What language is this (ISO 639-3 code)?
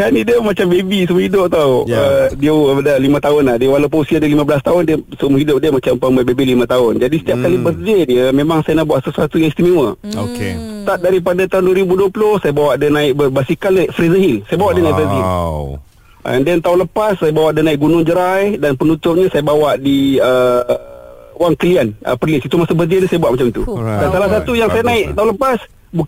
msa